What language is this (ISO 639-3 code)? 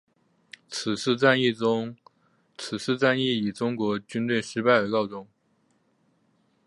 zho